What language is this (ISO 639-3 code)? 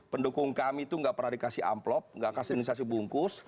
ind